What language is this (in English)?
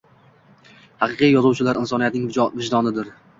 Uzbek